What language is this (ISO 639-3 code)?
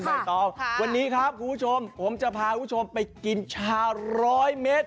tha